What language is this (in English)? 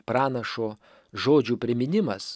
Lithuanian